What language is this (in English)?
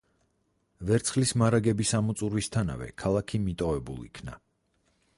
Georgian